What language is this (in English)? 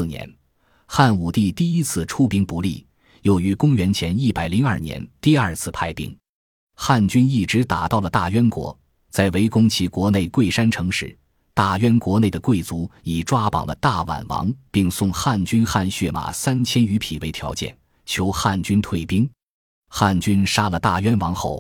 Chinese